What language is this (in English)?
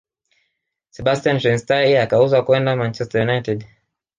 Swahili